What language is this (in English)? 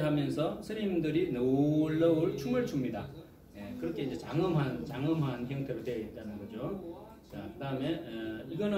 Korean